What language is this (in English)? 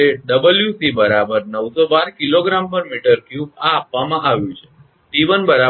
Gujarati